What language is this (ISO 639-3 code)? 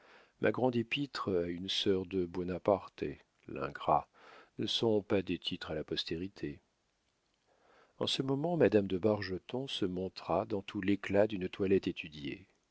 fra